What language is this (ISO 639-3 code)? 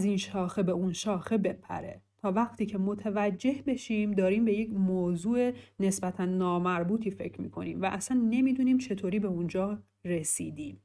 fas